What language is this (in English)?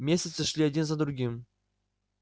Russian